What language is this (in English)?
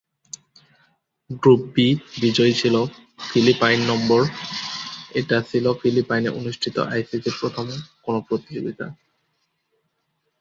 Bangla